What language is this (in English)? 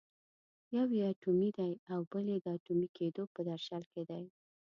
Pashto